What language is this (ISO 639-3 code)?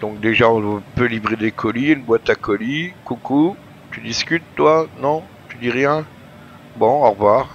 fra